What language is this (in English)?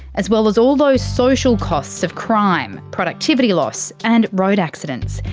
English